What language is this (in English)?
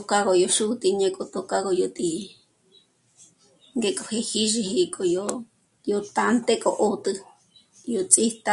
Michoacán Mazahua